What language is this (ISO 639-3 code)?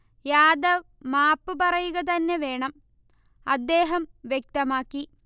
mal